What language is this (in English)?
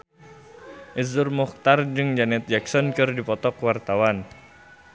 Sundanese